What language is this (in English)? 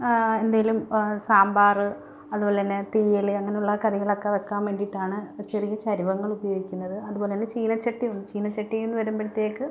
Malayalam